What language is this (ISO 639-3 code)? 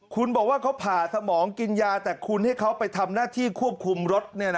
tha